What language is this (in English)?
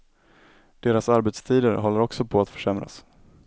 Swedish